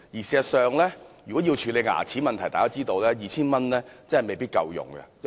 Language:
Cantonese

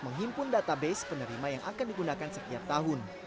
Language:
Indonesian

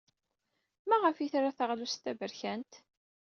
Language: Kabyle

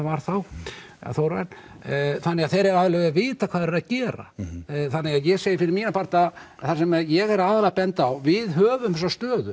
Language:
Icelandic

